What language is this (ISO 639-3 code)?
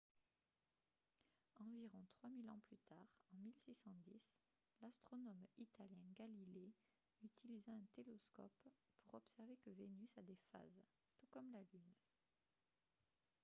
fra